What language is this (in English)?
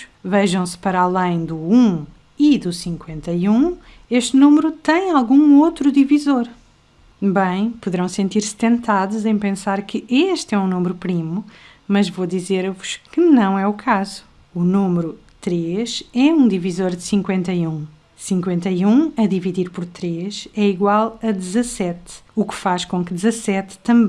Portuguese